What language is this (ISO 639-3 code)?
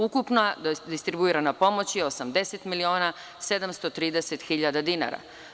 srp